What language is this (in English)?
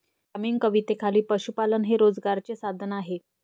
Marathi